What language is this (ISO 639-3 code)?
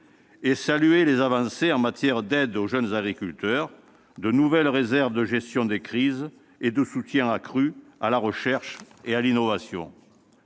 fra